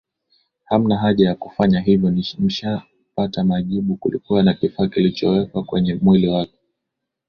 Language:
Swahili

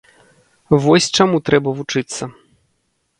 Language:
Belarusian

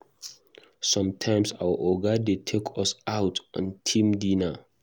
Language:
Nigerian Pidgin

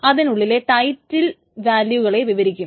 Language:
Malayalam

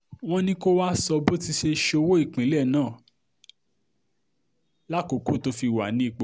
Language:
Yoruba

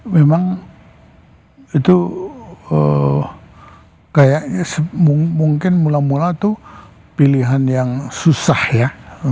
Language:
Indonesian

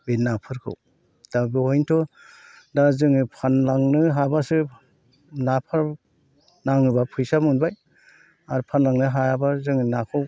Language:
Bodo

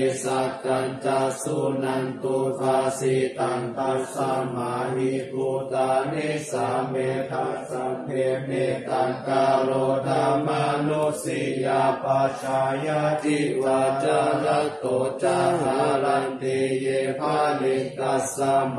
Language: Thai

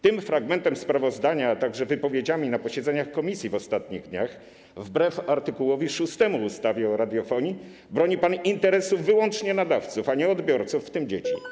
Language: Polish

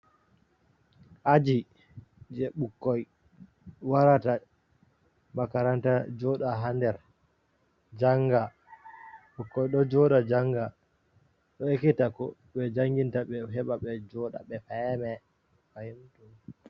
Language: Fula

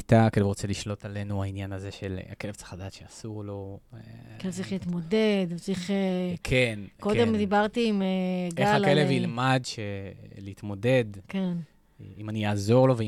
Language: Hebrew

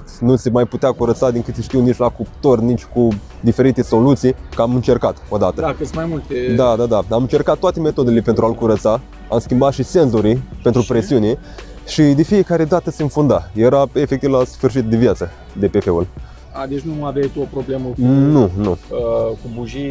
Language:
Romanian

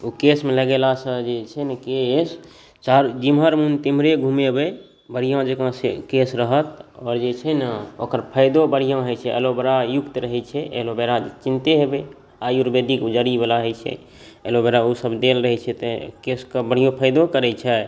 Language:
Maithili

